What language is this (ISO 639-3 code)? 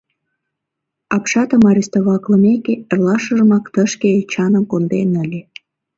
chm